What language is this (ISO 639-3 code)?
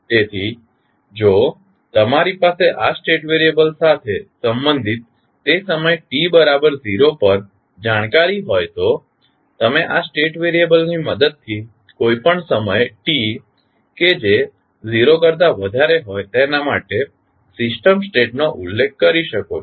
guj